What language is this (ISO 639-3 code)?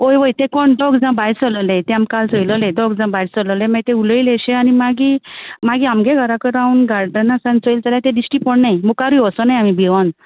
kok